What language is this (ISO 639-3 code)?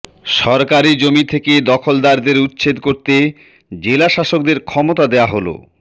ben